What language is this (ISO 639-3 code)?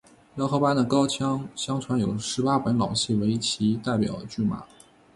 zho